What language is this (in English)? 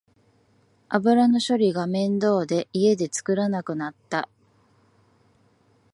Japanese